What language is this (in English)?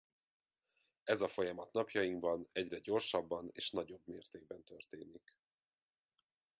Hungarian